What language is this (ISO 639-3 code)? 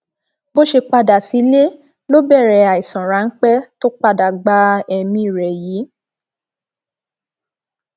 yor